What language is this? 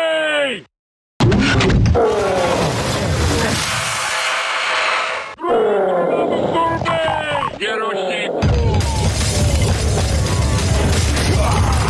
English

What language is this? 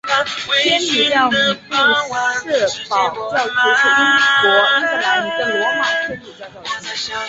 Chinese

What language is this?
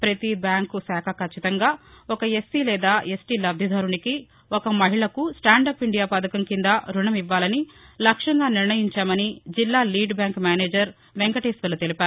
Telugu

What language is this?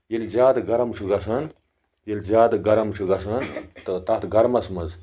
Kashmiri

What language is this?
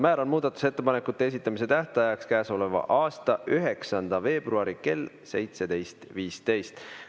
Estonian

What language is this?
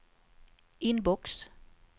Swedish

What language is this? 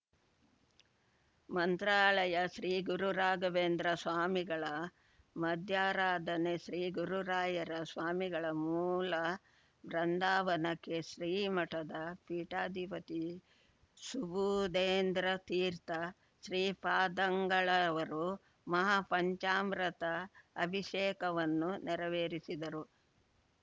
Kannada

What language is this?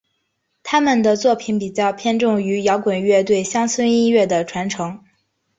Chinese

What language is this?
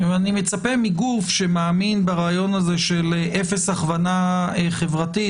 Hebrew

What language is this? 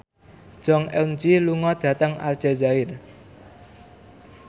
Javanese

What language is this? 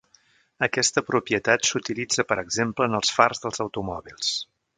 Catalan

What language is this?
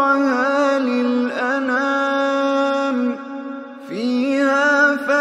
Arabic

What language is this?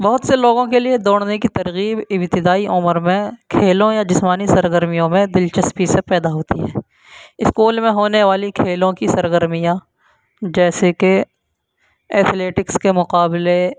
Urdu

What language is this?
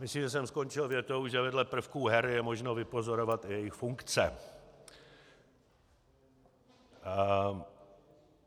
Czech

